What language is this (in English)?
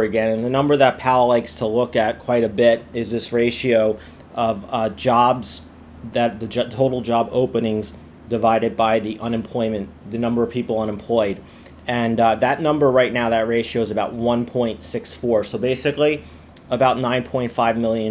English